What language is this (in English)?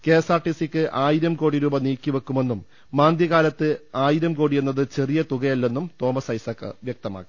Malayalam